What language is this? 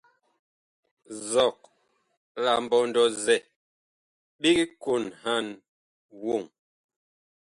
Bakoko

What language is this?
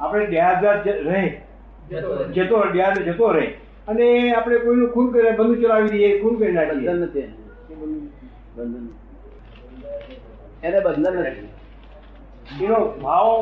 Gujarati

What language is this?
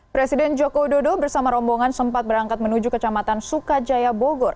Indonesian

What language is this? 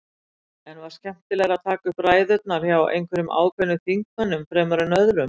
Icelandic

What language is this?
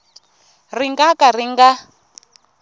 Tsonga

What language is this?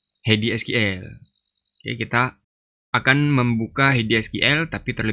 Indonesian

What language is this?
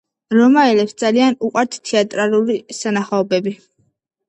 Georgian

